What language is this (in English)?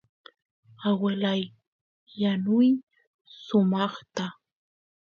Santiago del Estero Quichua